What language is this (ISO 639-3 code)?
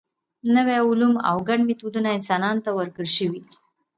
pus